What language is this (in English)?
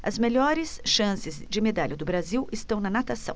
Portuguese